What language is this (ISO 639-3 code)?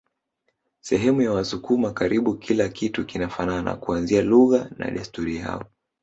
swa